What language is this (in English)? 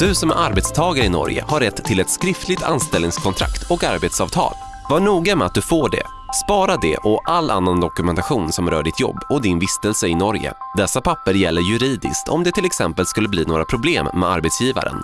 Swedish